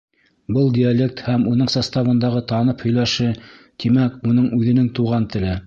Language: Bashkir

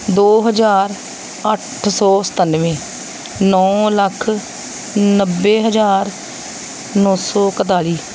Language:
Punjabi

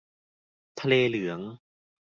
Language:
Thai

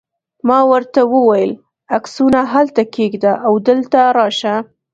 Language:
Pashto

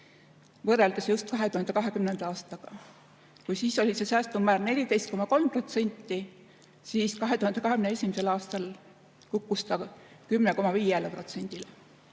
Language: Estonian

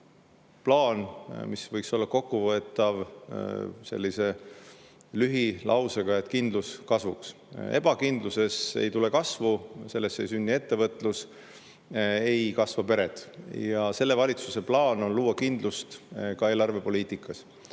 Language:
Estonian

